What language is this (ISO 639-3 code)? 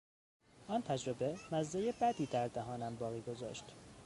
fas